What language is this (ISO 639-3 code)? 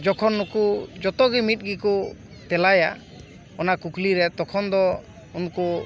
sat